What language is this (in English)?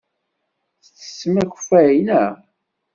Kabyle